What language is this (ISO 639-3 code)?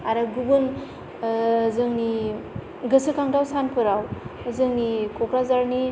brx